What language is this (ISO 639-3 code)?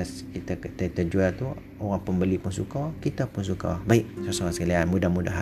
msa